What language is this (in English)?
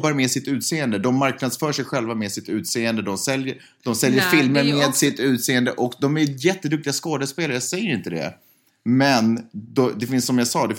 Swedish